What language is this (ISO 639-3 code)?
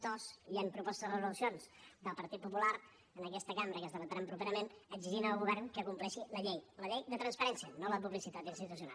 cat